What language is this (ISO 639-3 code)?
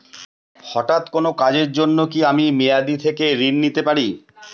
ben